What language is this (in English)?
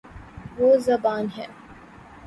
Urdu